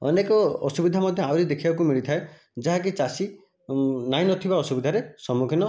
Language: Odia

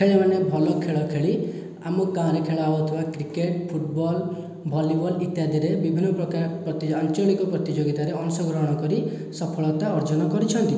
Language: Odia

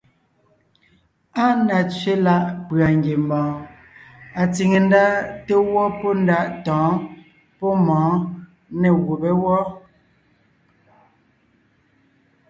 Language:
Ngiemboon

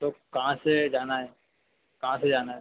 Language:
Hindi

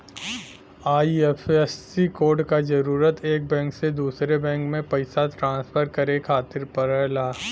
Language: Bhojpuri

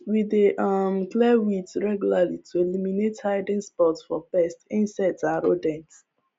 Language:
Nigerian Pidgin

